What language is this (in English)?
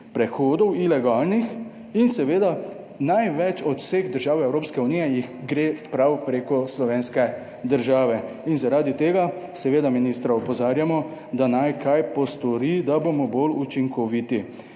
Slovenian